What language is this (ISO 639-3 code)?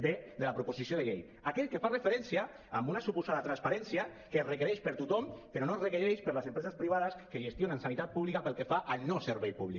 cat